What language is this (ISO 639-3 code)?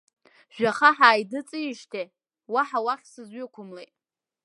abk